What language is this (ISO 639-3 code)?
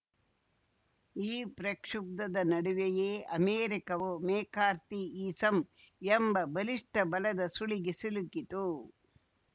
kan